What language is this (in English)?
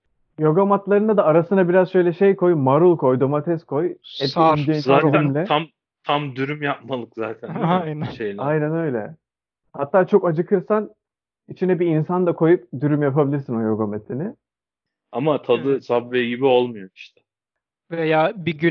Turkish